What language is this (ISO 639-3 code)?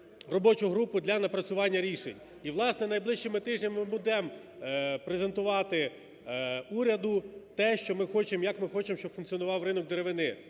ukr